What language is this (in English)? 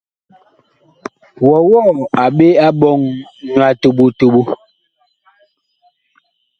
Bakoko